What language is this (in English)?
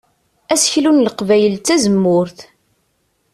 Kabyle